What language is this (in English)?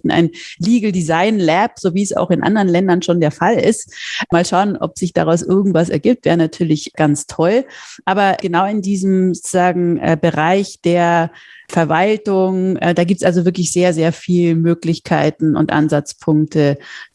German